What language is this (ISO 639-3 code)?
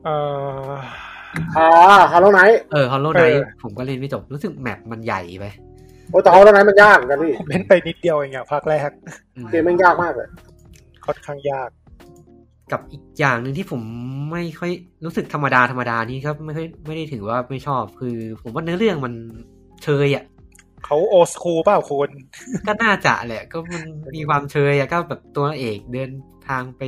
tha